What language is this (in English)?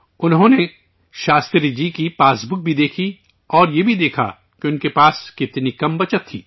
Urdu